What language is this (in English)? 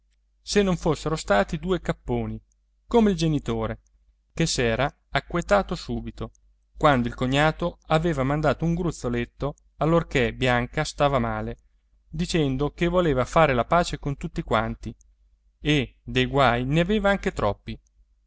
Italian